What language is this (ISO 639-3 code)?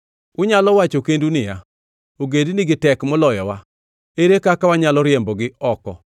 luo